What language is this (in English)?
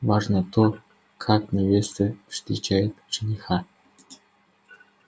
Russian